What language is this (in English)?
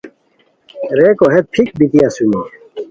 Khowar